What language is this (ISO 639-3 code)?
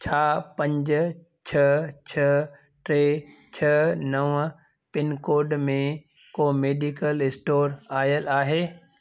snd